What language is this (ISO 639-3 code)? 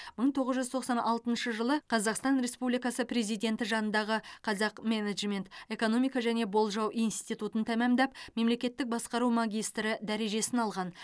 kaz